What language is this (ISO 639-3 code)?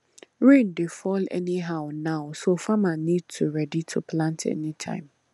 pcm